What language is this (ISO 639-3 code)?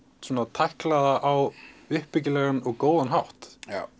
isl